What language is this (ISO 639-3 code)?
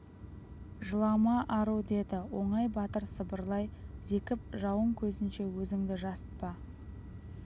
kaz